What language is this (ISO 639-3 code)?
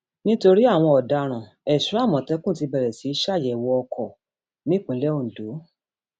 yor